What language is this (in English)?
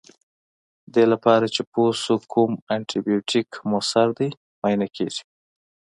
Pashto